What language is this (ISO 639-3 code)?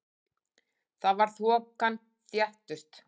isl